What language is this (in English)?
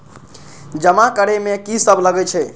Maithili